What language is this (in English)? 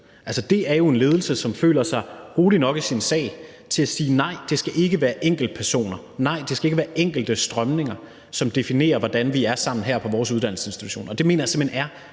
Danish